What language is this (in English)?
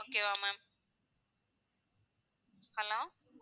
Tamil